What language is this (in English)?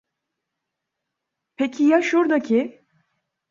Turkish